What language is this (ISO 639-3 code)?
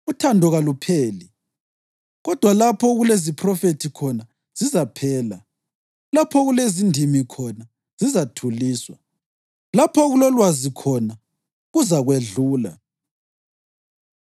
nde